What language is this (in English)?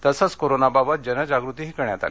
Marathi